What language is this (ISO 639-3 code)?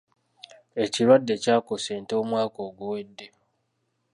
lug